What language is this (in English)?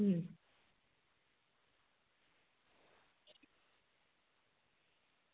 Gujarati